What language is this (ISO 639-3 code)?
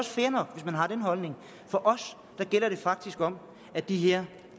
dan